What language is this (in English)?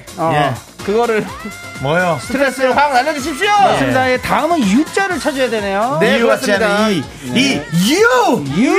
Korean